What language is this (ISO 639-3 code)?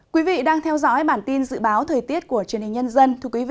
vie